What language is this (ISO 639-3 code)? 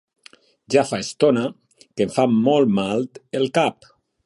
cat